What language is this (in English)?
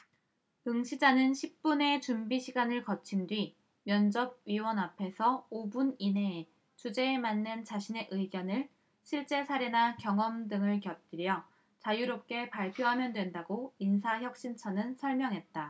Korean